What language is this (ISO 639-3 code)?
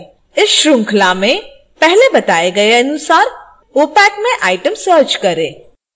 hin